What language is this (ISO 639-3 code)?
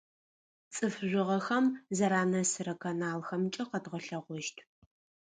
ady